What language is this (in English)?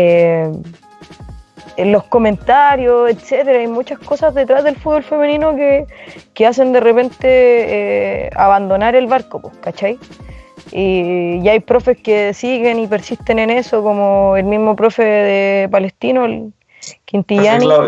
Spanish